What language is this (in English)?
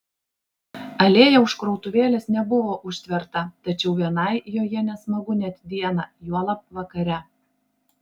Lithuanian